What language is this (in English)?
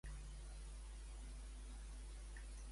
Catalan